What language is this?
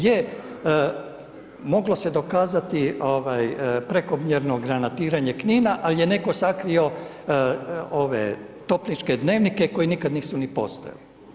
Croatian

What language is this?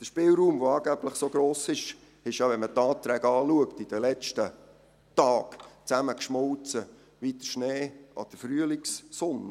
Swiss German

